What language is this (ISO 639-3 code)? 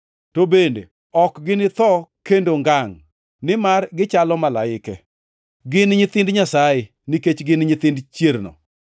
luo